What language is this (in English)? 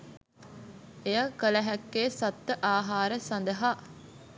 Sinhala